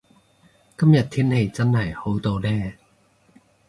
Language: Cantonese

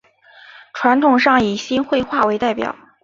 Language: Chinese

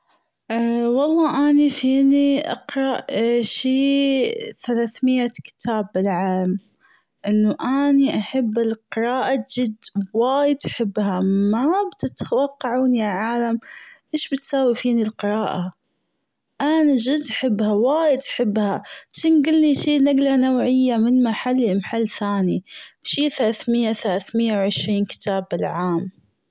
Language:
Gulf Arabic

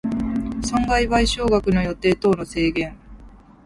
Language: Japanese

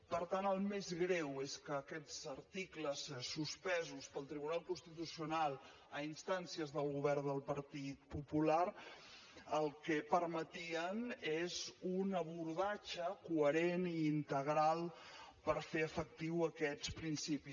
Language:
Catalan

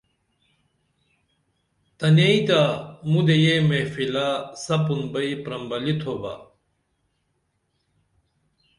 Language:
Dameli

